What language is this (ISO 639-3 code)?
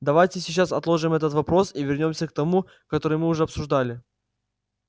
rus